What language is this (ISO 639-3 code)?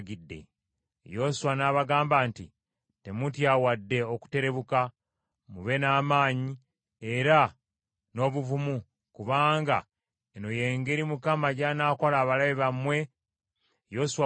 lug